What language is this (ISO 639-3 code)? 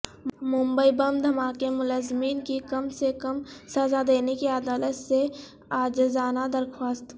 urd